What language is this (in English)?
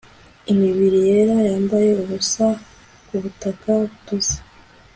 Kinyarwanda